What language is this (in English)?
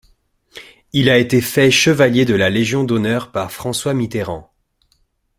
French